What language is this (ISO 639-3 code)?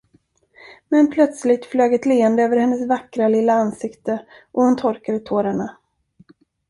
swe